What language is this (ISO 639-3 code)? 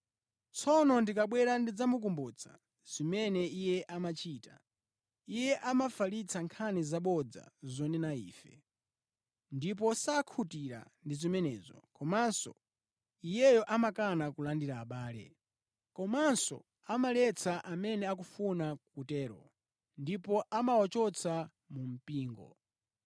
nya